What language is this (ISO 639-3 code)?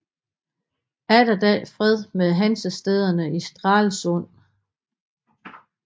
dan